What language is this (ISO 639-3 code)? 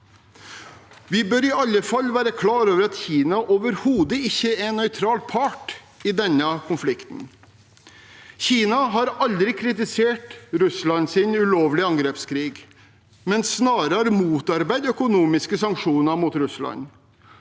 nor